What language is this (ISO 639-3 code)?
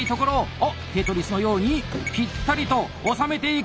jpn